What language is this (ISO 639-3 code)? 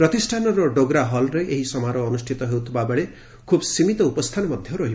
ori